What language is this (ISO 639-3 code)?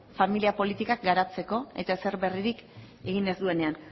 eus